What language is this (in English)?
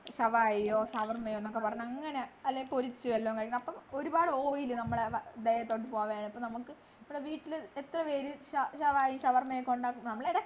Malayalam